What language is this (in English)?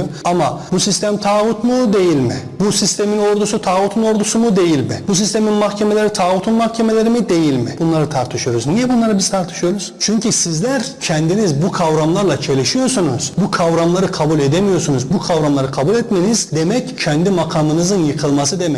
Turkish